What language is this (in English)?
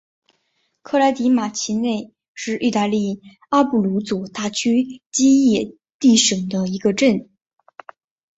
Chinese